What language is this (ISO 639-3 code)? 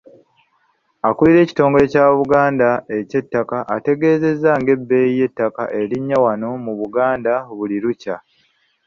lug